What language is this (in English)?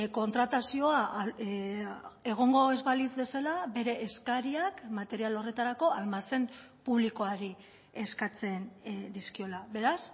Basque